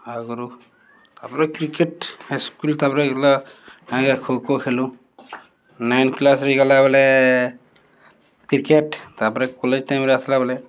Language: Odia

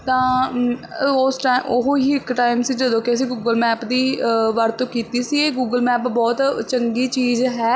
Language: Punjabi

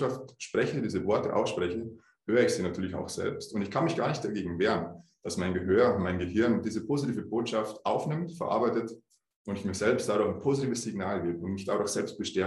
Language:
German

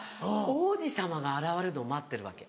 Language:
Japanese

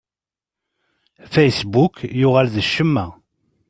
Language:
Kabyle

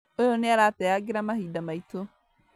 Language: Kikuyu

